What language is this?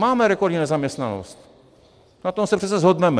Czech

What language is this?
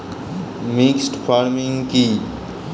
Bangla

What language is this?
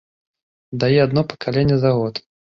Belarusian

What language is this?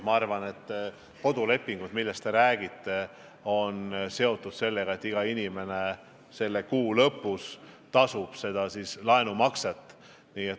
Estonian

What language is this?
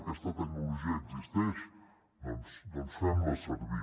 Catalan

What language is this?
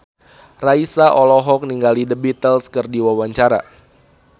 Sundanese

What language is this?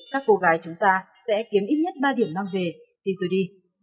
Vietnamese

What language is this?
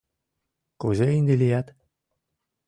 Mari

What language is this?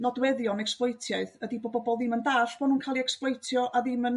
Welsh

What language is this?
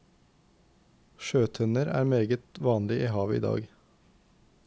Norwegian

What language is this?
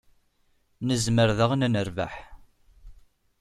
Kabyle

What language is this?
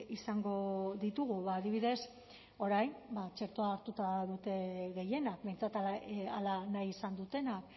Basque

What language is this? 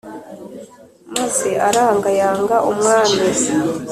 Kinyarwanda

